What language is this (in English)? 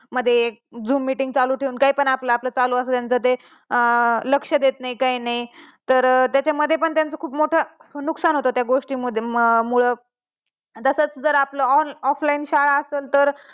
Marathi